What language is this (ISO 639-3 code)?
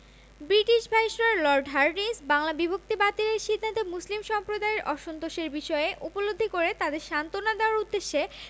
ben